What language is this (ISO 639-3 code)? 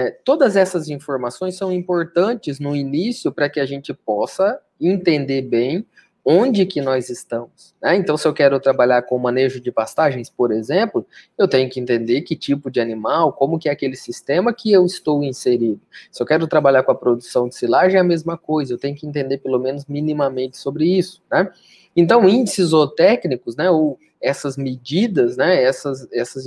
por